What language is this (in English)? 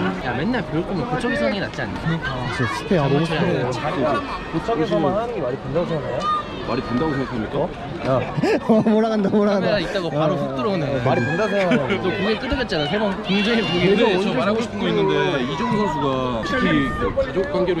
Korean